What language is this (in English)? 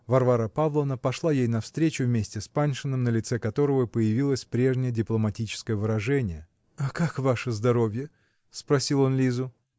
Russian